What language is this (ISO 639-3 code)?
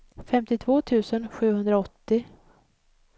swe